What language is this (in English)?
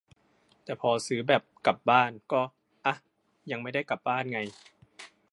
Thai